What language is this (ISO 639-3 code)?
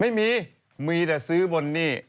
tha